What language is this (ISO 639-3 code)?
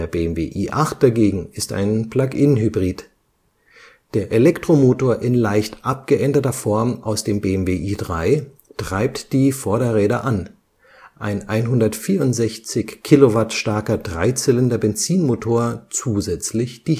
deu